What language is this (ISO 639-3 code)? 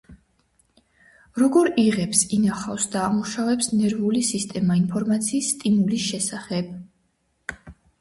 kat